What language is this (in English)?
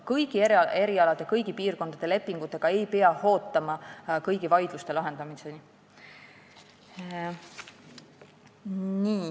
Estonian